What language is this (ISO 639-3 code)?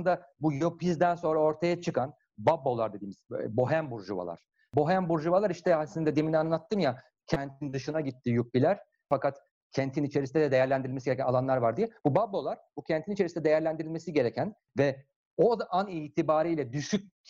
tur